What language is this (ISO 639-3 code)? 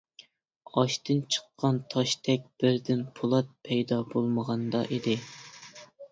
uig